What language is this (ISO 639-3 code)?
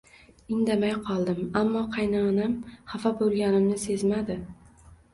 uzb